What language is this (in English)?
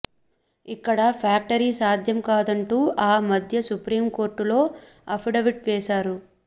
Telugu